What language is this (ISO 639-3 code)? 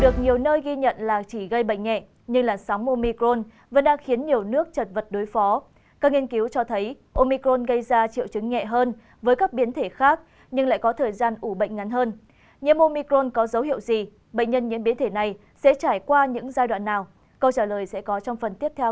vie